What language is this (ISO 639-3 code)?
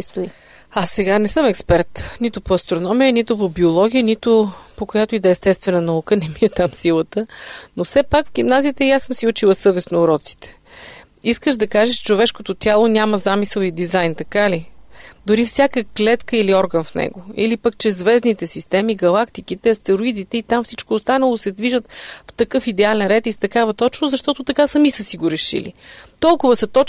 bul